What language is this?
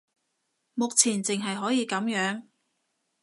Cantonese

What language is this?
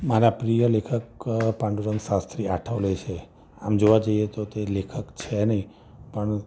Gujarati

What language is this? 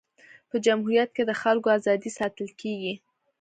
Pashto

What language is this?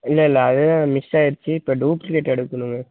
Tamil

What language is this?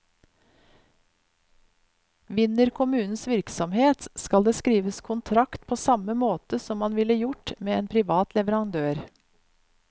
Norwegian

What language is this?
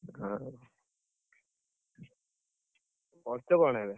Odia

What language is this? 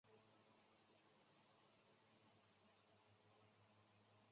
Chinese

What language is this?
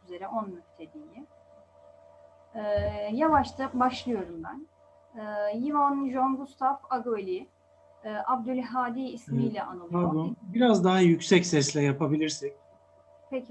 Turkish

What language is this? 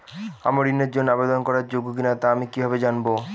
Bangla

